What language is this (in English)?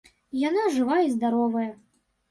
Belarusian